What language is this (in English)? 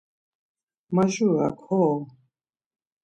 Laz